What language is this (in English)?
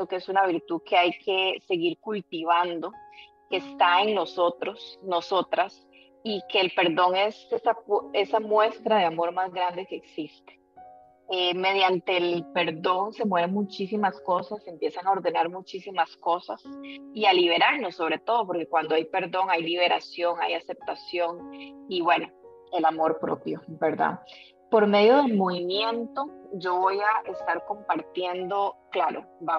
Spanish